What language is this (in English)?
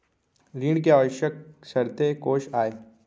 Chhattisgarhi